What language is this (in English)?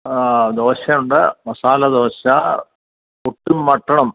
Malayalam